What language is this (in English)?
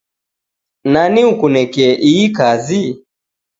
Taita